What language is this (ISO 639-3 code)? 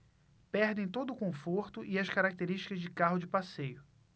por